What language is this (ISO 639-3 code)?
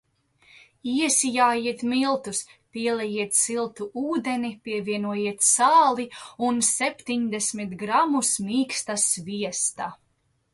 lav